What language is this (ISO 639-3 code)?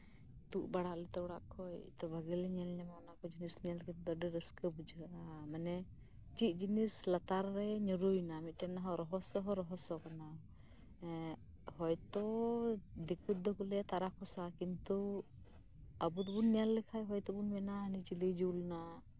sat